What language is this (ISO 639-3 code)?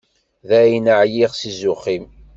kab